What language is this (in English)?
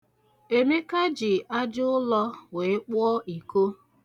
Igbo